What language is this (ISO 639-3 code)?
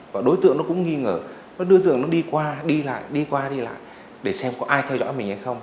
vie